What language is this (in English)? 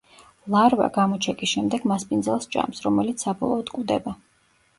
Georgian